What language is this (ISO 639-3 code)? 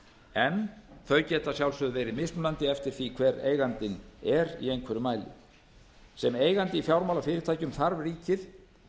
isl